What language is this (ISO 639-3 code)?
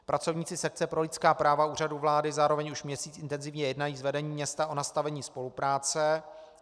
ces